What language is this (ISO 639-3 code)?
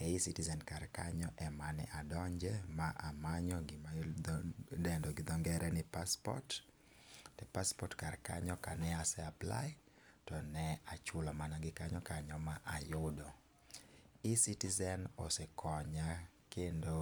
luo